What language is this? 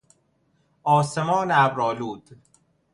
Persian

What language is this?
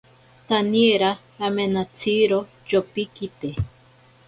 Ashéninka Perené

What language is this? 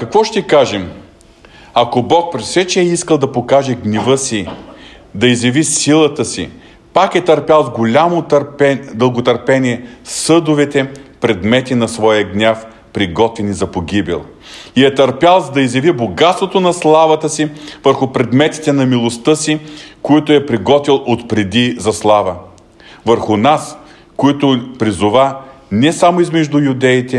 Bulgarian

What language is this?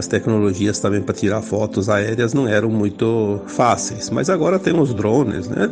Portuguese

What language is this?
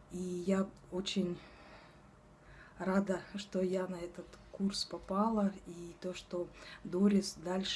Russian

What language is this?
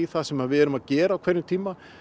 Icelandic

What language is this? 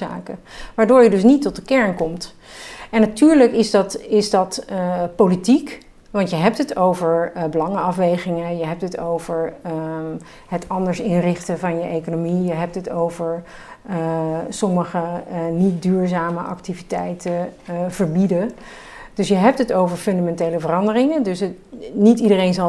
Dutch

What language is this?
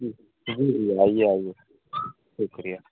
Urdu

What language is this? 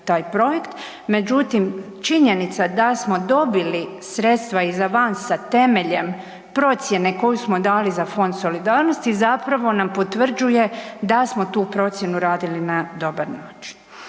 Croatian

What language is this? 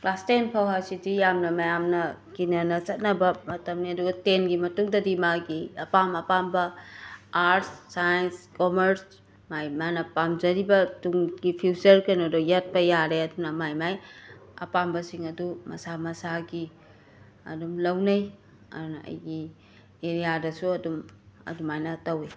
Manipuri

